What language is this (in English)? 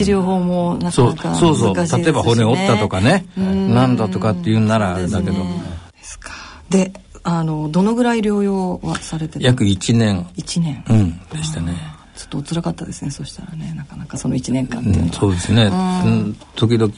Japanese